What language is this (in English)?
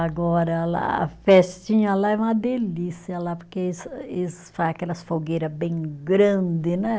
Portuguese